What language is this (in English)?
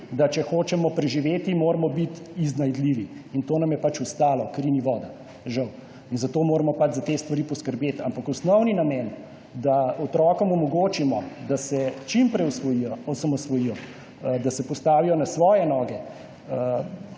Slovenian